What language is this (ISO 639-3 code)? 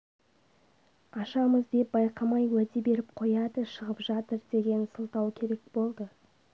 kaz